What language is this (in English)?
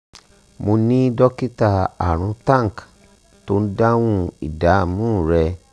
Yoruba